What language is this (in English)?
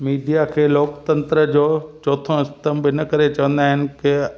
Sindhi